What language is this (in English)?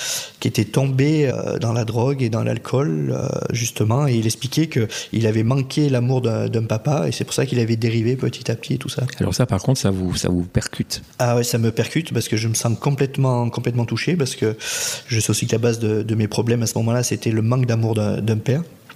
French